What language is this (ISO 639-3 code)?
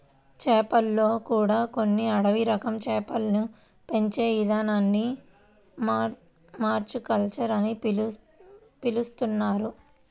tel